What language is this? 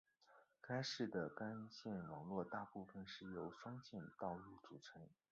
Chinese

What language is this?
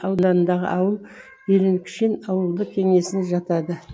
Kazakh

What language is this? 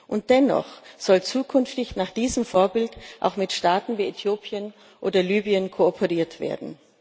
German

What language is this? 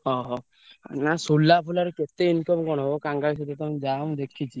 Odia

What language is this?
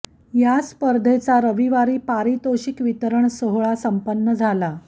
Marathi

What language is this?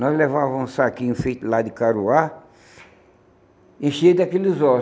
Portuguese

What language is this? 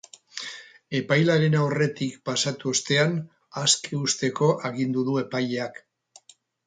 Basque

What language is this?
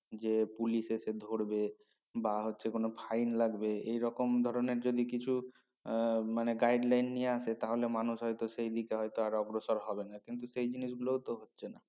Bangla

